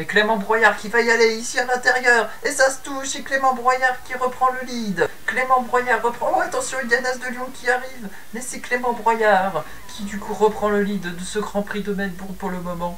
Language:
French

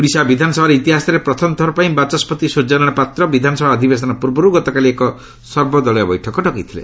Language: Odia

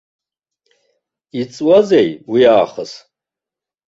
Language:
Abkhazian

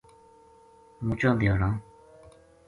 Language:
Gujari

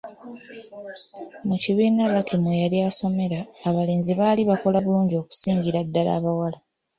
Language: Ganda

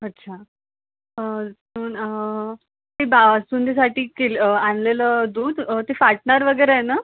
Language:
Marathi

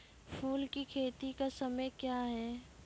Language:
Maithili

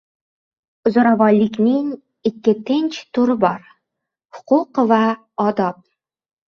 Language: Uzbek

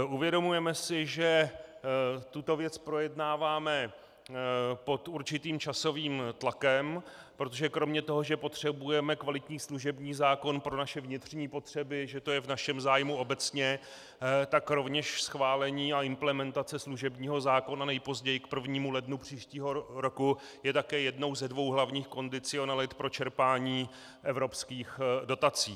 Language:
Czech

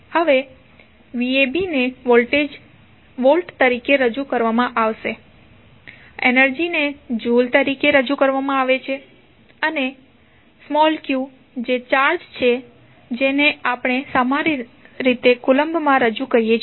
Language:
Gujarati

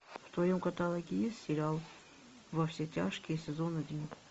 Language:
Russian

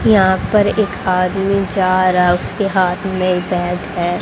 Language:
Hindi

